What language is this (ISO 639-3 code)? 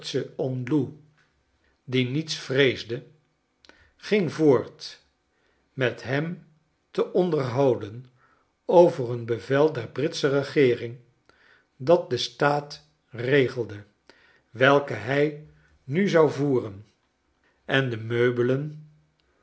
nld